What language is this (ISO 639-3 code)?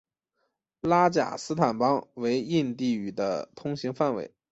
zho